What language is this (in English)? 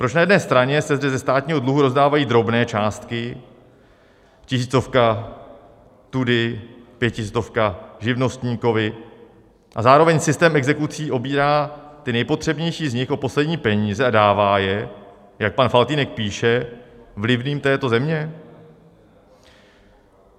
Czech